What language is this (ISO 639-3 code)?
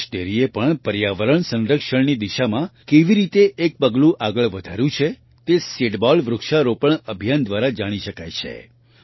guj